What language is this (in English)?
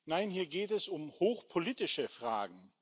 German